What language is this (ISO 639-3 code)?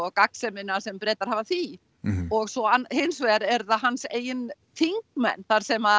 isl